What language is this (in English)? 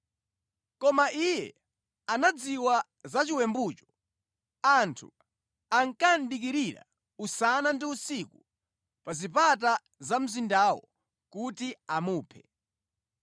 Nyanja